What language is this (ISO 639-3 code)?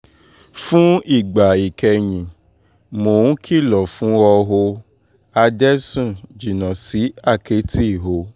yor